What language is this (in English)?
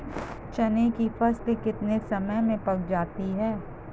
Hindi